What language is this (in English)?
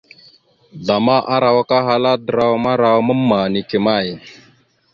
Mada (Cameroon)